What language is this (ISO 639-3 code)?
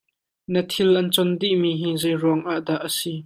cnh